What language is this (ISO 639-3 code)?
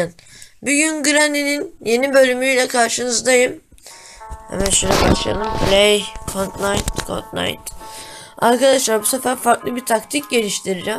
tur